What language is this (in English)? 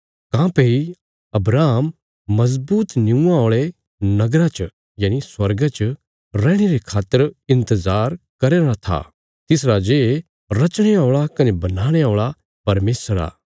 Bilaspuri